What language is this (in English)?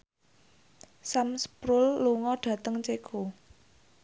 Javanese